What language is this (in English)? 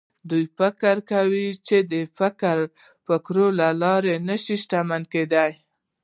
Pashto